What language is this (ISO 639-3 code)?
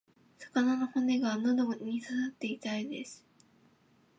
jpn